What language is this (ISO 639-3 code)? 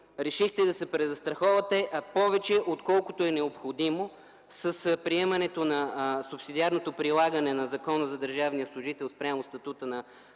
bul